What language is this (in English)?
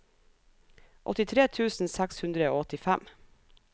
Norwegian